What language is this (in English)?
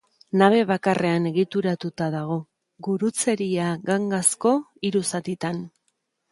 Basque